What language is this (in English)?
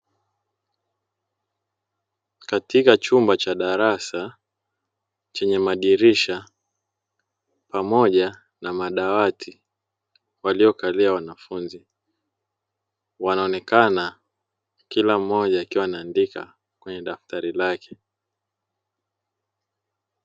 Swahili